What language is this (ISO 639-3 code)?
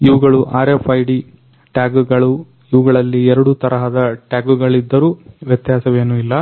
kan